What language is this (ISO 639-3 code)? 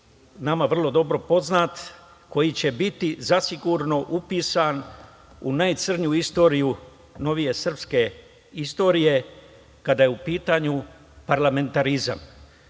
srp